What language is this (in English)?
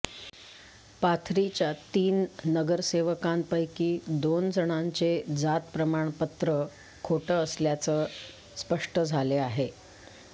Marathi